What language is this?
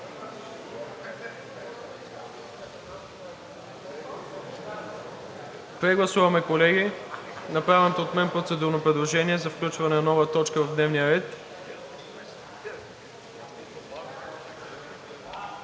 Bulgarian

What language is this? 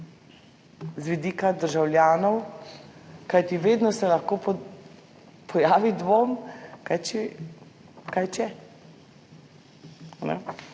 Slovenian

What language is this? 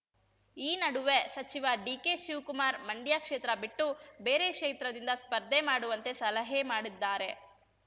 Kannada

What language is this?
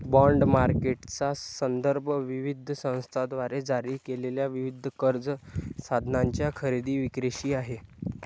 Marathi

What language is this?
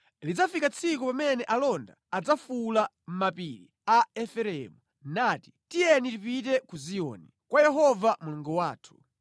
Nyanja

